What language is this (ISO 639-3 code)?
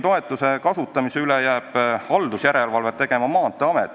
est